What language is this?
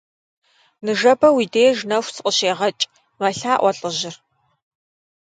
Kabardian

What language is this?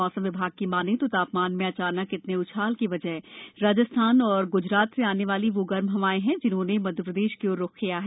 Hindi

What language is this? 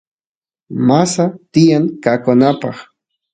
Santiago del Estero Quichua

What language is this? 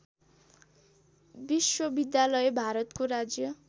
Nepali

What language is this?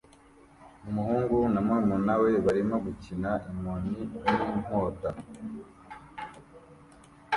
Kinyarwanda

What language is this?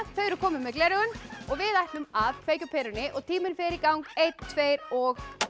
Icelandic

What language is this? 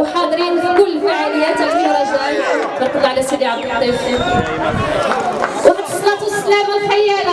Arabic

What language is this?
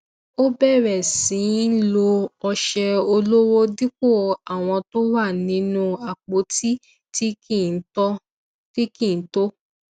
Yoruba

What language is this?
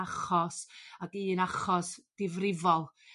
Welsh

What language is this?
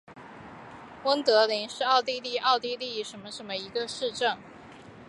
Chinese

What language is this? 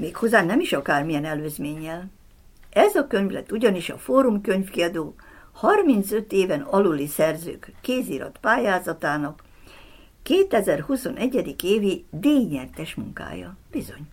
Hungarian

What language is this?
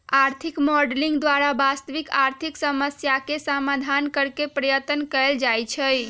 Magahi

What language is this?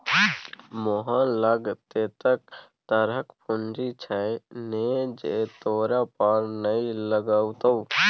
Maithili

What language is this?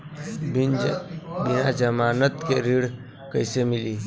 Bhojpuri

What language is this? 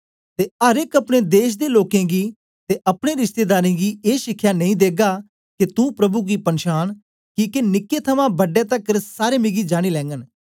Dogri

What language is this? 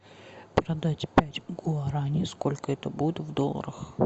Russian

